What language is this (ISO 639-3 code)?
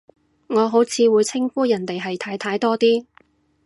yue